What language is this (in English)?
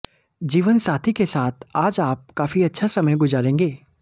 Hindi